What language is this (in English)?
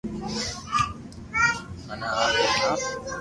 Loarki